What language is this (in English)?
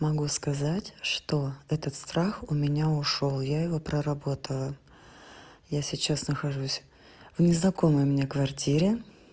Russian